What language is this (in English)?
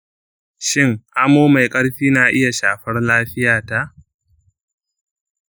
Hausa